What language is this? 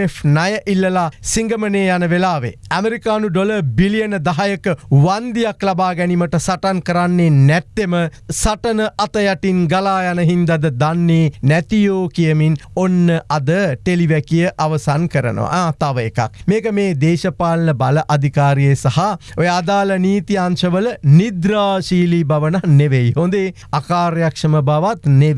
English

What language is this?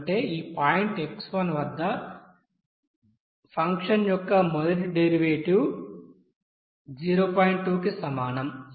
Telugu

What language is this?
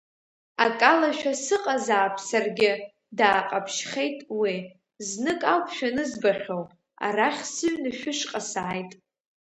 Abkhazian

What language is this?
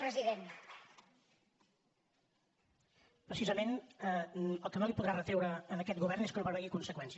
Catalan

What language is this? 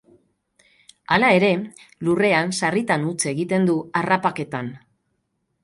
Basque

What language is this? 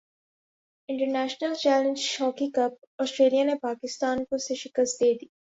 Urdu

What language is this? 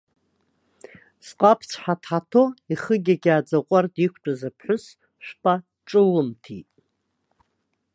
Abkhazian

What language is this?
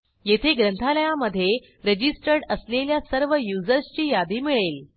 Marathi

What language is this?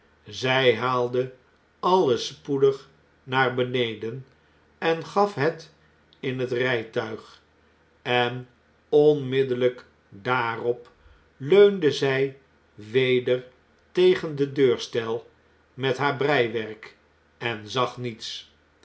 Dutch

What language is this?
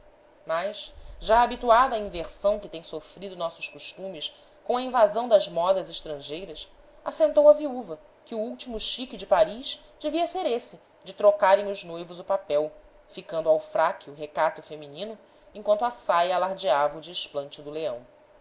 Portuguese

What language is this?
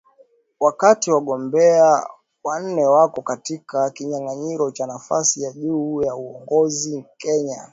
Swahili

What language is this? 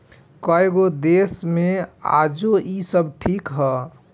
Bhojpuri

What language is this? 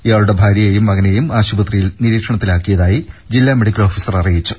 Malayalam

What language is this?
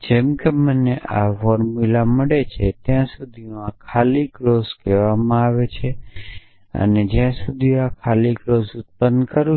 Gujarati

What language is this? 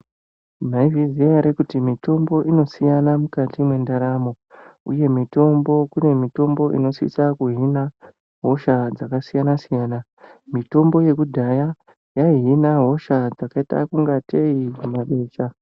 Ndau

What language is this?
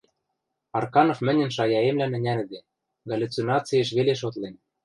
Western Mari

